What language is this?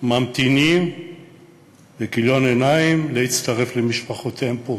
Hebrew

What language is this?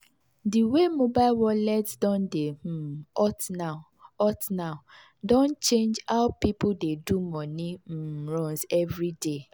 Nigerian Pidgin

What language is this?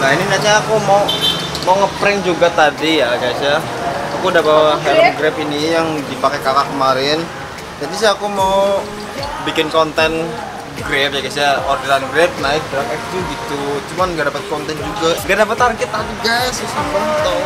Indonesian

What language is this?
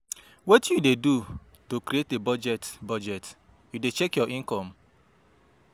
Nigerian Pidgin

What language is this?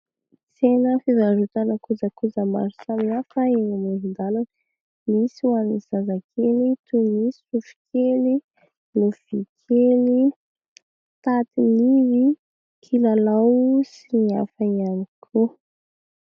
Malagasy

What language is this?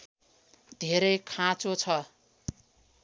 Nepali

